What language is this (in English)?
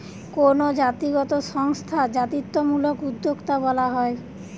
Bangla